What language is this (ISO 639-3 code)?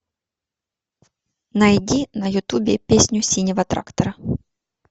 rus